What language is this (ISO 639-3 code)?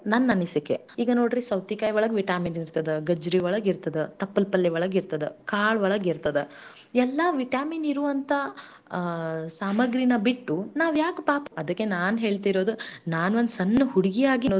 kan